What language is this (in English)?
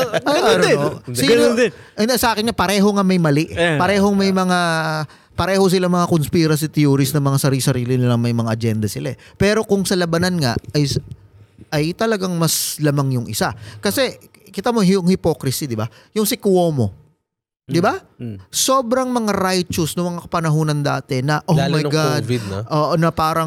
Filipino